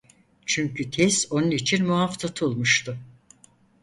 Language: Turkish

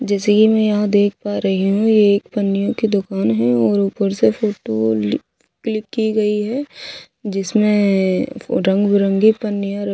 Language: Hindi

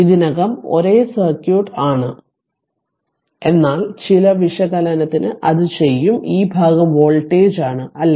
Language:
Malayalam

